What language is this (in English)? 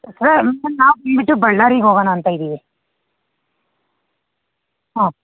Kannada